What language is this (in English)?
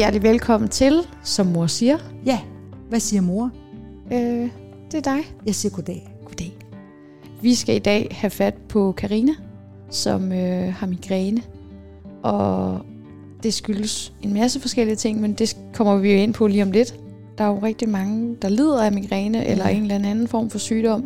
Danish